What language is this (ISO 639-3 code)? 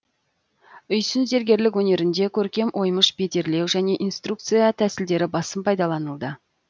kaz